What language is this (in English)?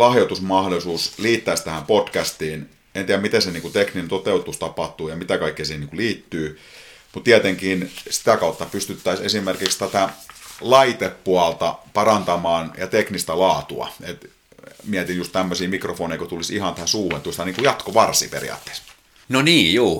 Finnish